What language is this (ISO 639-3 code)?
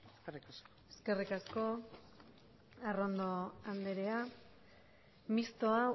eus